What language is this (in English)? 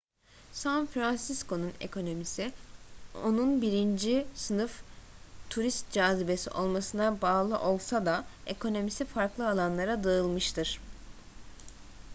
Turkish